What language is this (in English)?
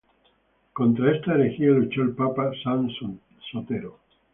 Spanish